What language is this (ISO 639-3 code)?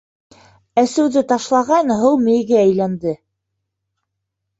bak